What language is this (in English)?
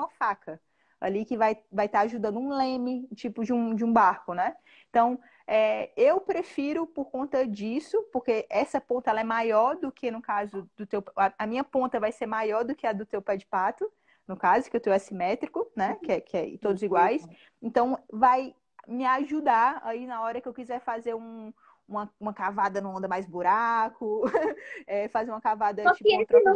Portuguese